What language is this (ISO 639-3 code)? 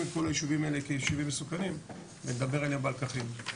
heb